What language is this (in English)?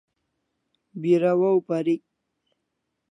Kalasha